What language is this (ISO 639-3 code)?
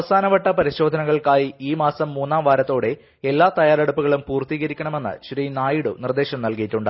mal